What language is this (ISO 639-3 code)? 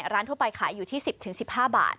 tha